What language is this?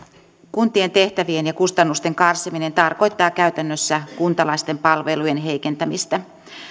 Finnish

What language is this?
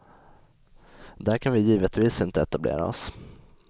Swedish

